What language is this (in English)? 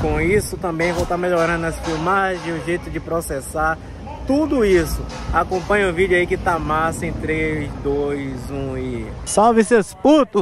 Portuguese